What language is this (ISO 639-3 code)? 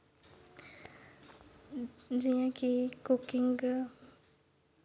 doi